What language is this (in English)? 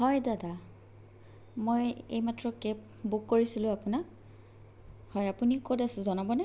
Assamese